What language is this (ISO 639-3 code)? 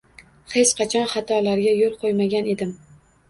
uzb